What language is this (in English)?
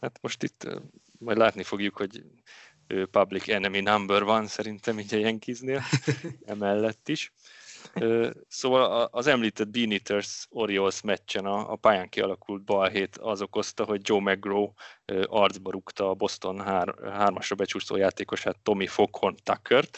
Hungarian